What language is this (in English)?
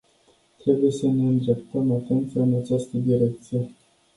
Romanian